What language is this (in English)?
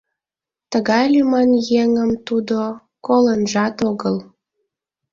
Mari